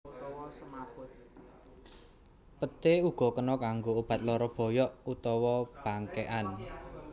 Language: Javanese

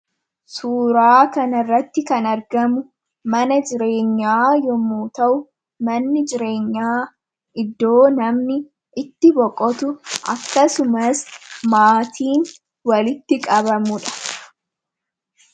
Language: Oromo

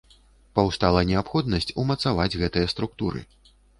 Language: Belarusian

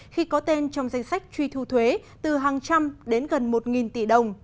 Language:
Vietnamese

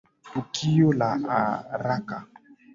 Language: Swahili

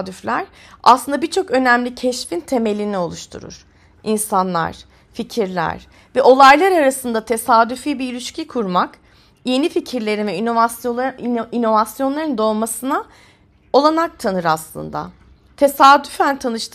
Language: Turkish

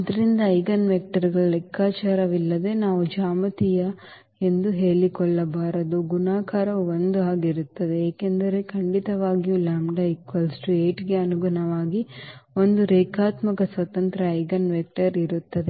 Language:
Kannada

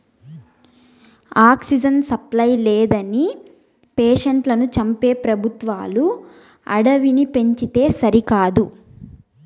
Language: Telugu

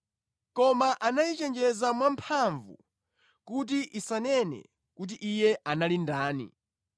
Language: Nyanja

